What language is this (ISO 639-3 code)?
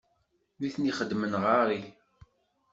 kab